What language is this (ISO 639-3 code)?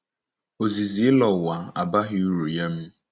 ibo